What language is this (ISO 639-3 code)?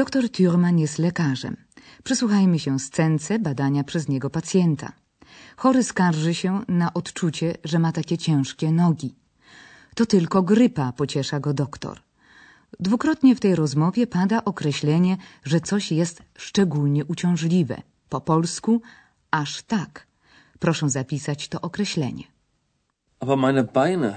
pol